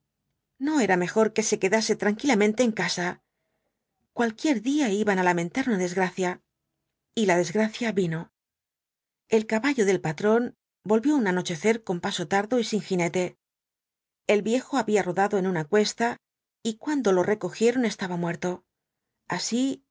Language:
Spanish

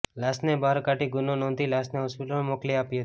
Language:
Gujarati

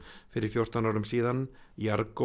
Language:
Icelandic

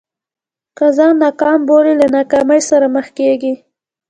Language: Pashto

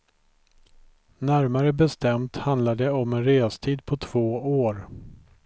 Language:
Swedish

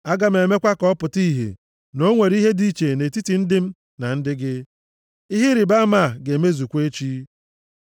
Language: Igbo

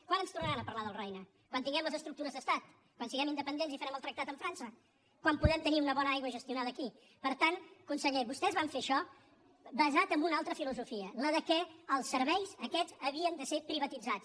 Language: Catalan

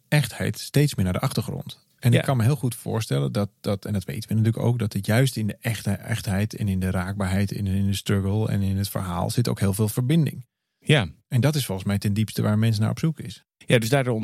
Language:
Dutch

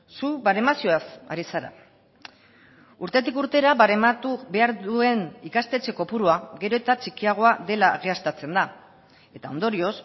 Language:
Basque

